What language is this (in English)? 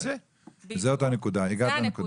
Hebrew